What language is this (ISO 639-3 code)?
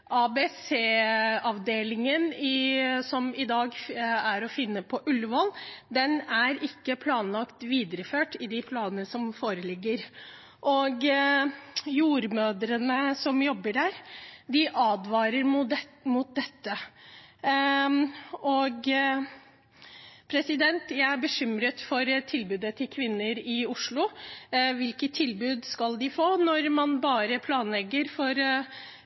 nob